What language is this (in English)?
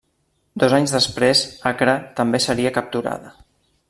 Catalan